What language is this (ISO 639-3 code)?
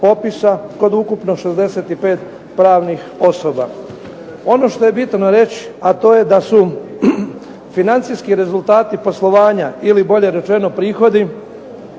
hrv